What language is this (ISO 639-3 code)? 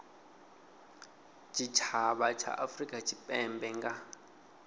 ven